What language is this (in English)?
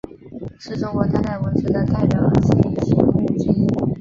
Chinese